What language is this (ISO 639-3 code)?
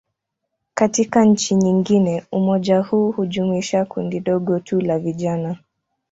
swa